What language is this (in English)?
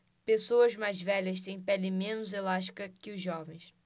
Portuguese